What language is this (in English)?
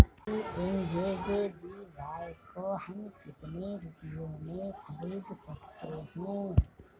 Hindi